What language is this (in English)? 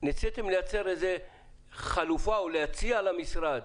Hebrew